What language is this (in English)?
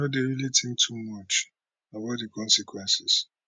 Nigerian Pidgin